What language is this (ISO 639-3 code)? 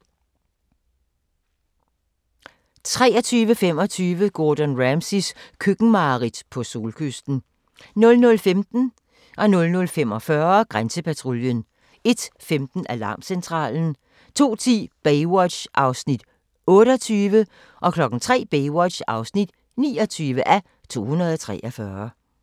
dan